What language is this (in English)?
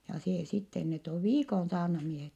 Finnish